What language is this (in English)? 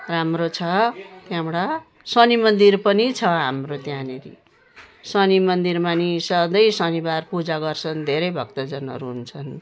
Nepali